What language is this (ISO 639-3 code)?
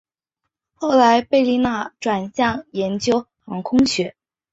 zho